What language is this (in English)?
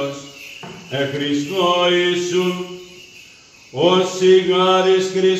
Greek